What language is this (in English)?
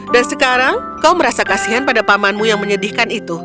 Indonesian